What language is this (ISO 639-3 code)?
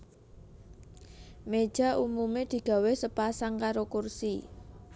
jav